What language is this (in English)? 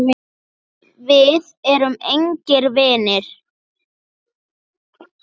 Icelandic